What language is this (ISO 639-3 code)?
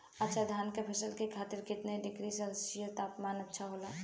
bho